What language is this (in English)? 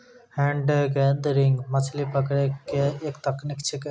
Maithili